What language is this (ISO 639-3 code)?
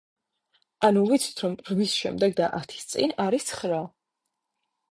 kat